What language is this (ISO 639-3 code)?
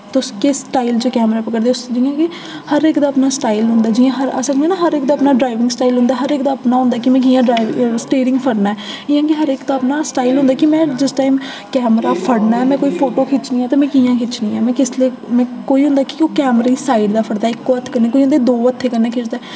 doi